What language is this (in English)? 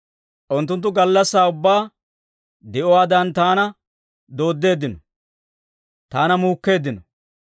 Dawro